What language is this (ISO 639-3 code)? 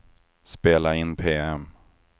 swe